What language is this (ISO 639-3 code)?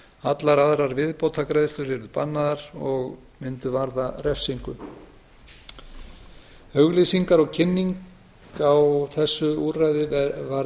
isl